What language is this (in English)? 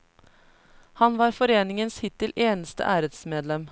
Norwegian